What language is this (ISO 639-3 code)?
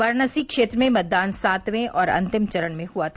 hin